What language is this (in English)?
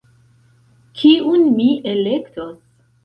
Esperanto